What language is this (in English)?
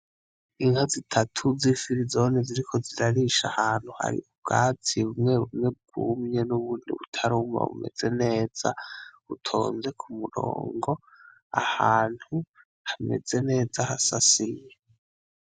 Rundi